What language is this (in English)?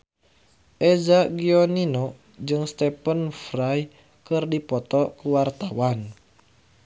Sundanese